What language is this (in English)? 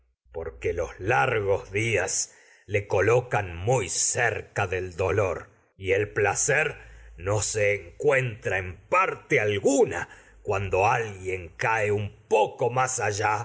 Spanish